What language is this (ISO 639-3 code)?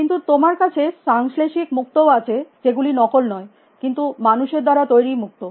ben